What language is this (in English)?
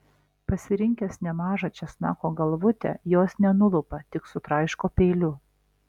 Lithuanian